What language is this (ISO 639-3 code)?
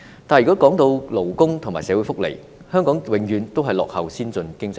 yue